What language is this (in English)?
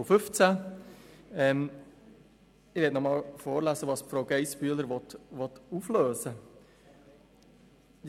Swiss German